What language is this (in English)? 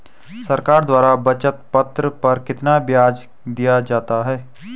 Hindi